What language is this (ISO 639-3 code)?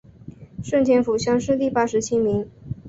zho